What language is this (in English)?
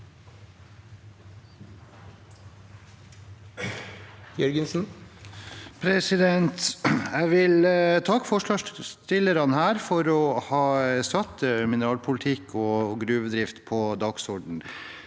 Norwegian